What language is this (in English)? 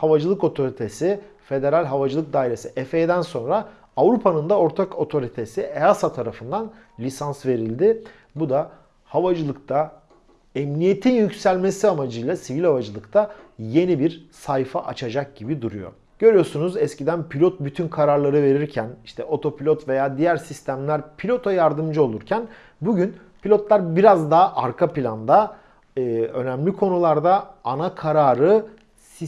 Turkish